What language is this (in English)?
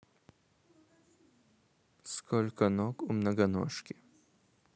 Russian